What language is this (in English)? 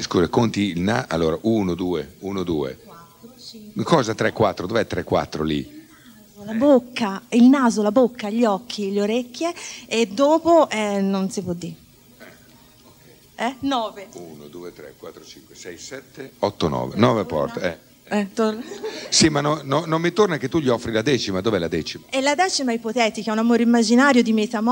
Italian